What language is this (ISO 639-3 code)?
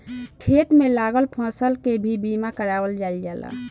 bho